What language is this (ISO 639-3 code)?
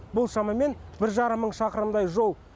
kaz